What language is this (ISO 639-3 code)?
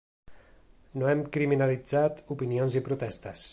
cat